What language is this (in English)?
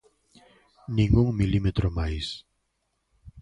Galician